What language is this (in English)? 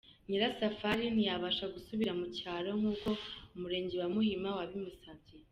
Kinyarwanda